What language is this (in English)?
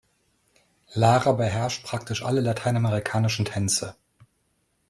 German